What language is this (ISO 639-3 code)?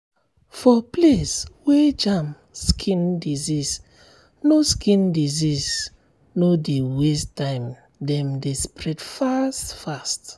pcm